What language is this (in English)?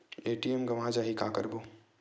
Chhattisgarhi